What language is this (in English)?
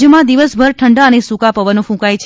Gujarati